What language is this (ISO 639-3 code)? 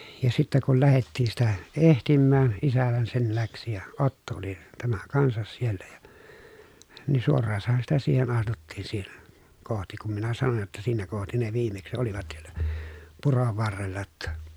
fin